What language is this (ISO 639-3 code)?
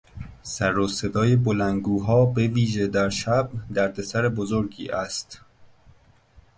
fas